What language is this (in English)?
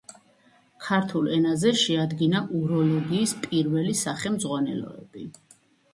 Georgian